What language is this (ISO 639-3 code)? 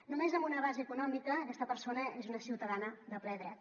cat